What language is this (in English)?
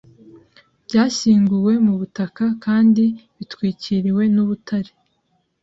Kinyarwanda